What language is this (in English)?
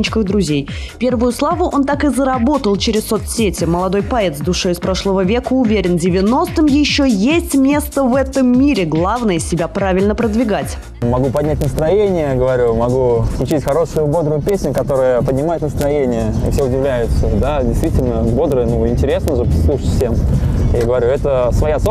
Russian